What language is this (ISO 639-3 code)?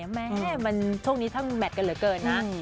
tha